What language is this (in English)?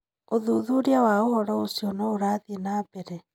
Kikuyu